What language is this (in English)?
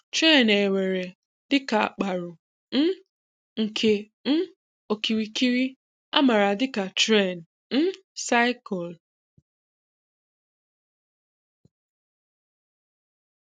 Igbo